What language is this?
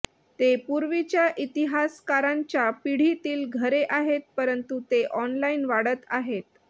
Marathi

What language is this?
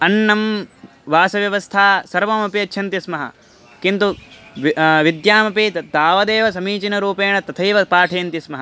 Sanskrit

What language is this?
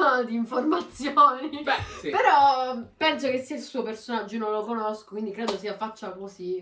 Italian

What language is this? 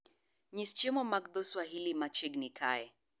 Luo (Kenya and Tanzania)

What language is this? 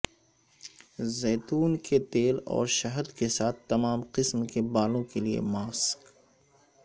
Urdu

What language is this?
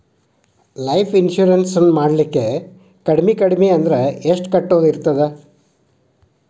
Kannada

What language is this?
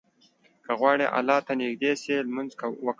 Pashto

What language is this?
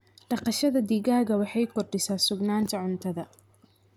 Somali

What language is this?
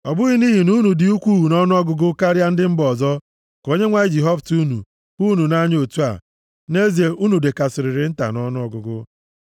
Igbo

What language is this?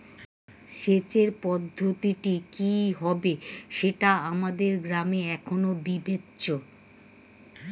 Bangla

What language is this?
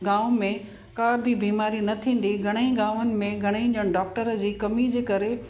Sindhi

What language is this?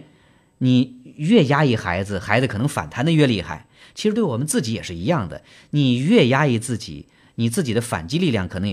Chinese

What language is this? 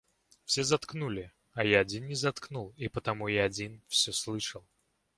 Russian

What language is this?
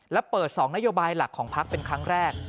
Thai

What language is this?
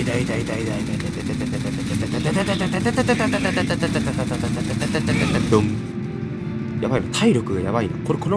Japanese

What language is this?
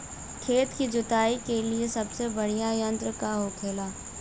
Bhojpuri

